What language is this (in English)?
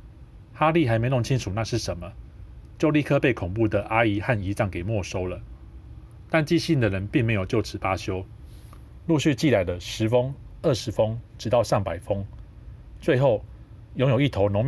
Chinese